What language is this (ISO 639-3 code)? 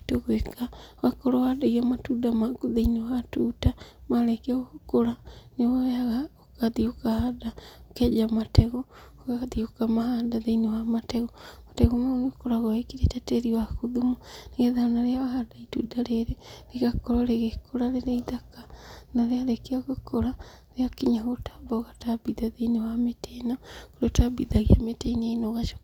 kik